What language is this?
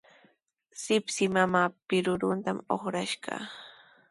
Sihuas Ancash Quechua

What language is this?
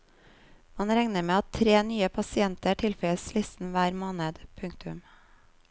Norwegian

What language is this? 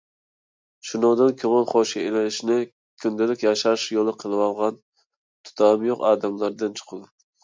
Uyghur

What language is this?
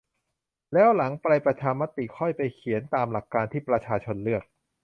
Thai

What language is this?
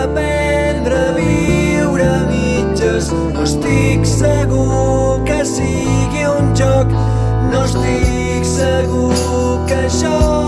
Catalan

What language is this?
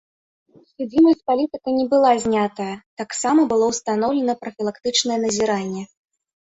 Belarusian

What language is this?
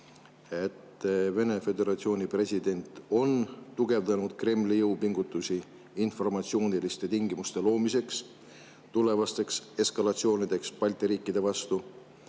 Estonian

